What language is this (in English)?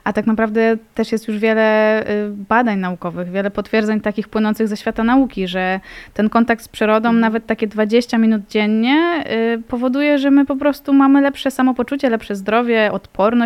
Polish